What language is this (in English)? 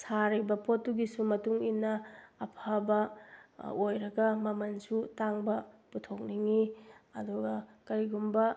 Manipuri